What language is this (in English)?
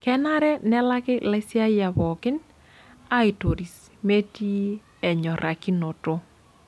Masai